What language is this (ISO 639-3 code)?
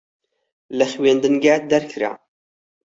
ckb